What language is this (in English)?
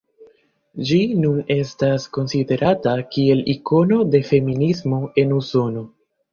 Esperanto